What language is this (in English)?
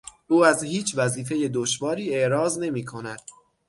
Persian